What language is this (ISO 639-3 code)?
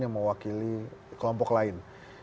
ind